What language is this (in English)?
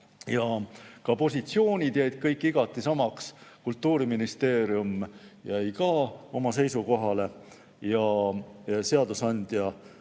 Estonian